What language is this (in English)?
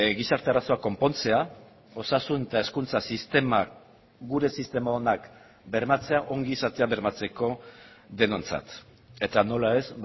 Basque